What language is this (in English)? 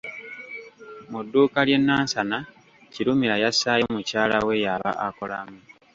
Ganda